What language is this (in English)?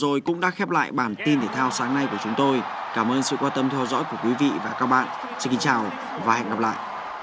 Vietnamese